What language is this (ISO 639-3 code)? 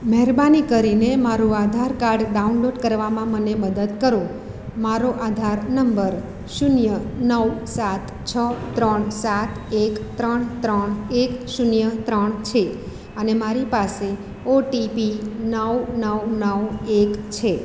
guj